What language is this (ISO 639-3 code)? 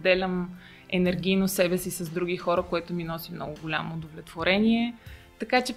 bul